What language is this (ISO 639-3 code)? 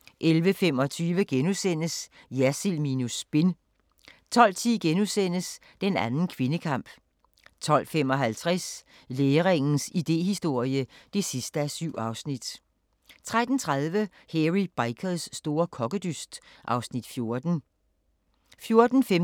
dan